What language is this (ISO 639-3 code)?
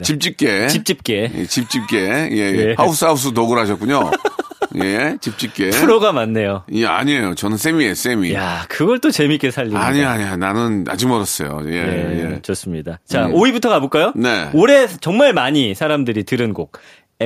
kor